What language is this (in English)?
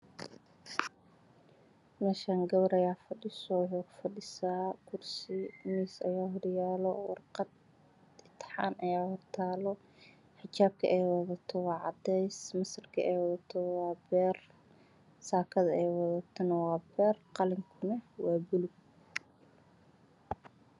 Somali